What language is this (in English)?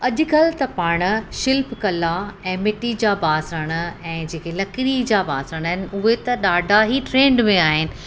Sindhi